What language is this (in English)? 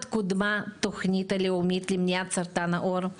Hebrew